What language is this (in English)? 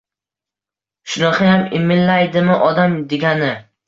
Uzbek